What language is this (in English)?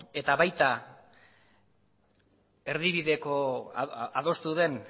Basque